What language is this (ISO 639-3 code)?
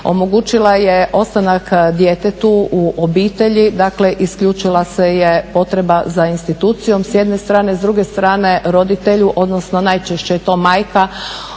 hrv